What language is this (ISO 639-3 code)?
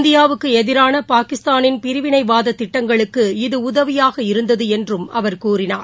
tam